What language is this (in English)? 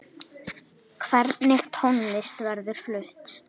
Icelandic